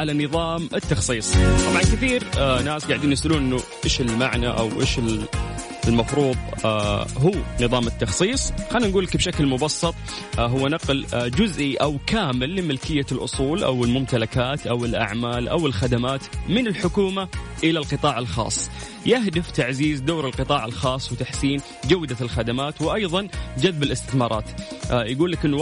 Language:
Arabic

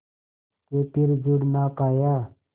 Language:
Hindi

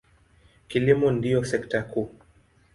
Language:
Swahili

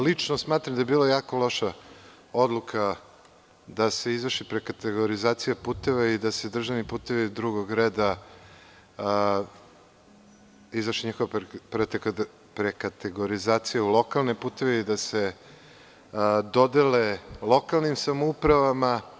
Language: Serbian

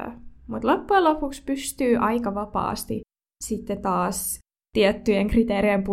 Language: Finnish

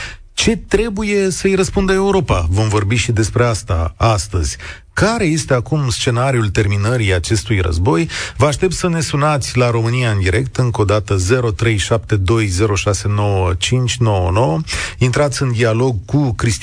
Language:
Romanian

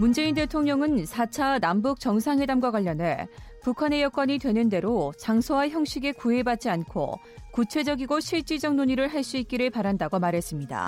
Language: Korean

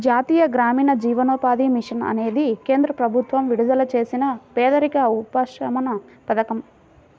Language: Telugu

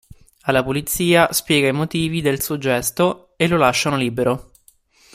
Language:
Italian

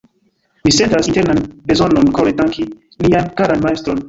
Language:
Esperanto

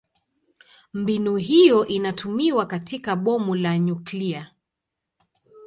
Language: Swahili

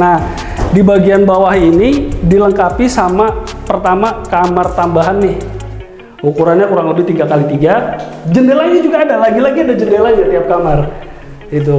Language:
Indonesian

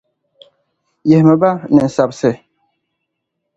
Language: Dagbani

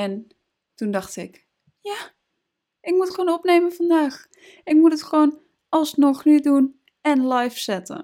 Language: Dutch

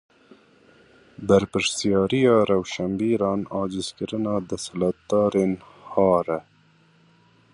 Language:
Kurdish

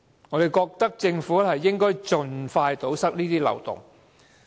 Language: Cantonese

